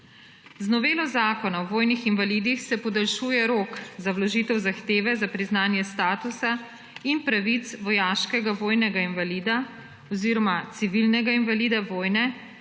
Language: Slovenian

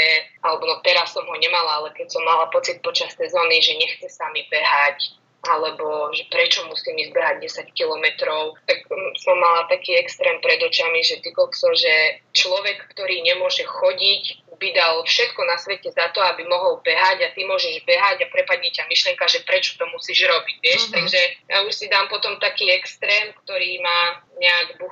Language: Slovak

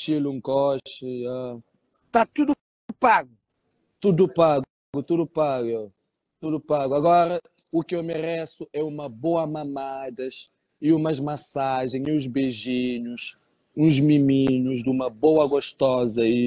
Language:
Portuguese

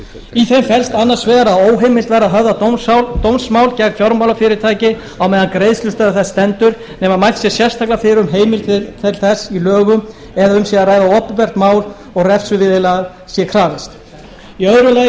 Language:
Icelandic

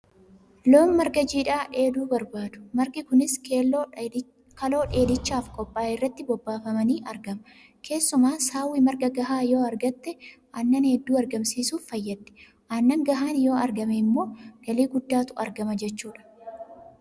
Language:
Oromo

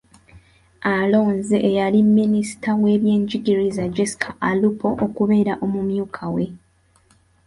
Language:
Ganda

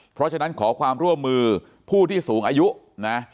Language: Thai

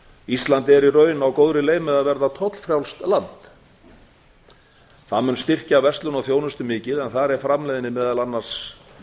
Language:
Icelandic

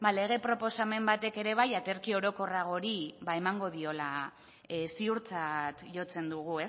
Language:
Basque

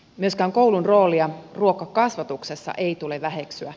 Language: Finnish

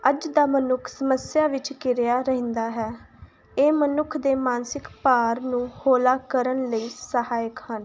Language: Punjabi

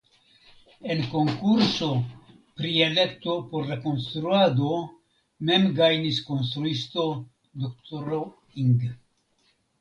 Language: Esperanto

